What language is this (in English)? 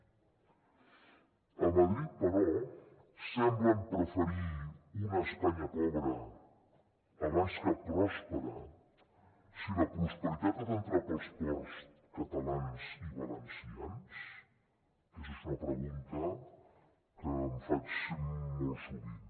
Catalan